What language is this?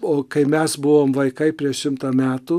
Lithuanian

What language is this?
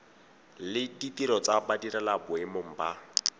Tswana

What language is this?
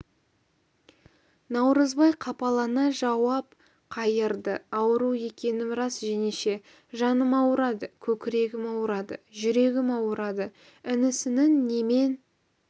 Kazakh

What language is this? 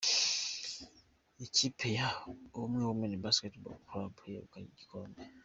Kinyarwanda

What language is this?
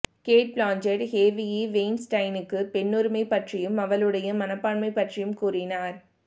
Tamil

